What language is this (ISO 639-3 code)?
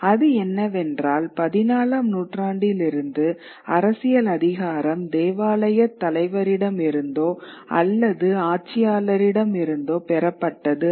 tam